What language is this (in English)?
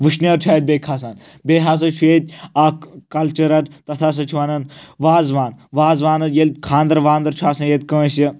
Kashmiri